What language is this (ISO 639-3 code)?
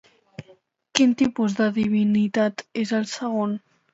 cat